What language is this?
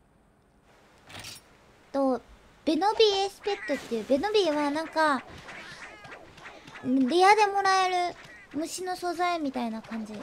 Japanese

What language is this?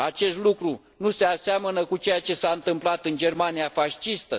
Romanian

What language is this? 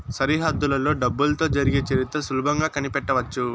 Telugu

